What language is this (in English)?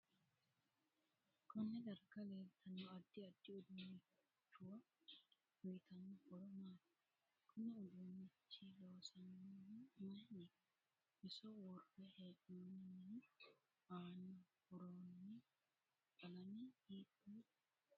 Sidamo